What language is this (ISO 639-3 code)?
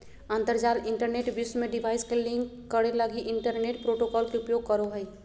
mag